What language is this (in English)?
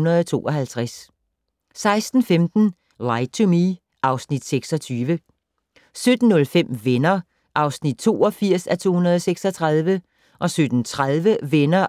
Danish